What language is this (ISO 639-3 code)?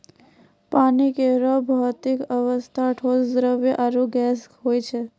mai